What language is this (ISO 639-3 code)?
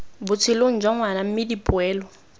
tsn